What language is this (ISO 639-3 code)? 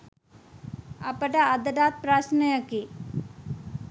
sin